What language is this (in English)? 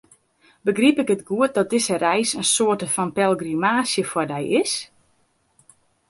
Western Frisian